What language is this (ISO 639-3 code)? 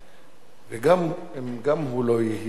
heb